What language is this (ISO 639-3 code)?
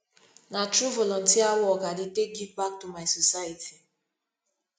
pcm